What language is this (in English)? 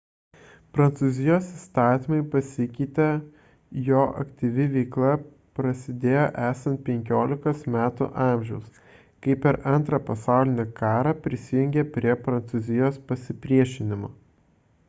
Lithuanian